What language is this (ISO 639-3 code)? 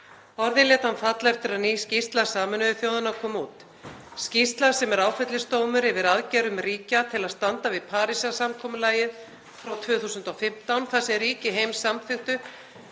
isl